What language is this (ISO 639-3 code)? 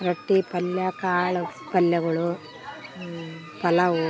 kan